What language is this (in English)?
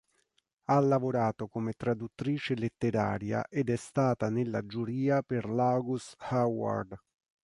Italian